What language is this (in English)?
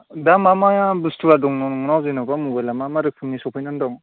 Bodo